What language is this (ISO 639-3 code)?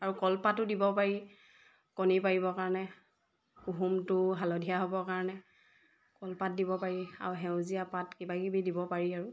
asm